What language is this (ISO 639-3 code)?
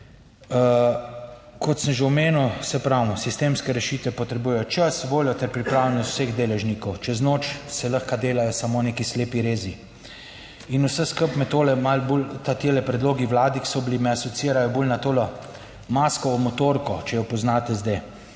slv